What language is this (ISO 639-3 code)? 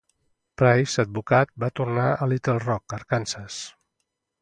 cat